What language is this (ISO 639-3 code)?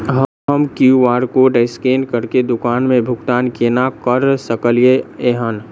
mai